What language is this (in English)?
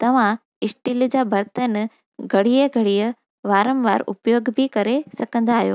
Sindhi